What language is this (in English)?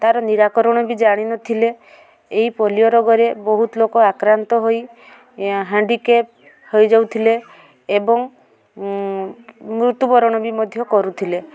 Odia